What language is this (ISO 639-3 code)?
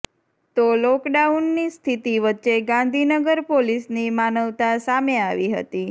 guj